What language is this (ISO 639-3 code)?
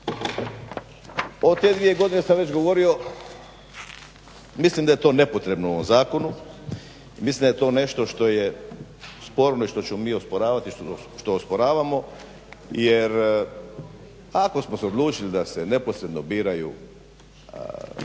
hrv